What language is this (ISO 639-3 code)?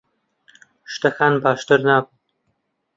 ckb